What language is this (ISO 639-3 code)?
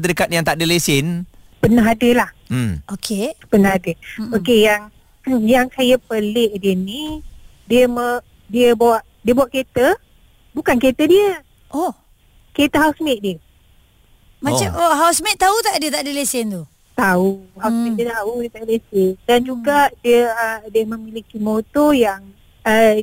msa